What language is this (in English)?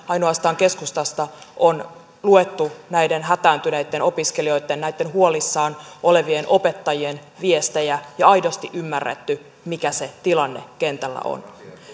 Finnish